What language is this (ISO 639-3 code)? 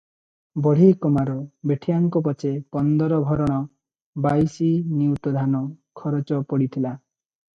ori